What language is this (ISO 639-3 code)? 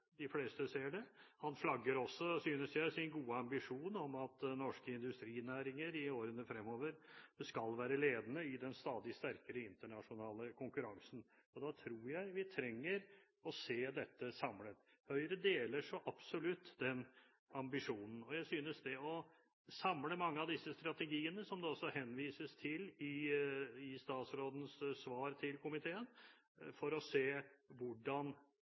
nob